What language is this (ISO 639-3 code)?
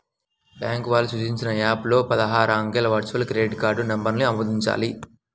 tel